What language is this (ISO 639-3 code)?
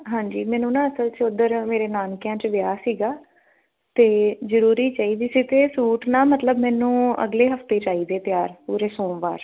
pan